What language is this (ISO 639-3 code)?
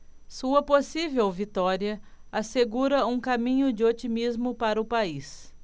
por